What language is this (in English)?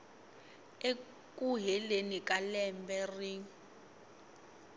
Tsonga